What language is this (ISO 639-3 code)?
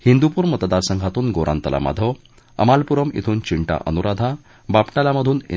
mar